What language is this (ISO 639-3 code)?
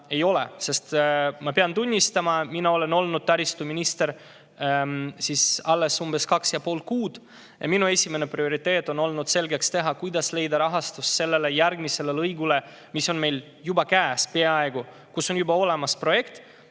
est